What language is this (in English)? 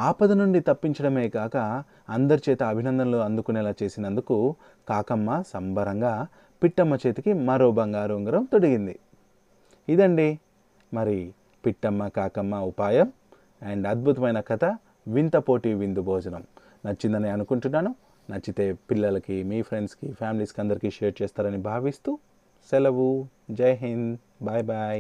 Telugu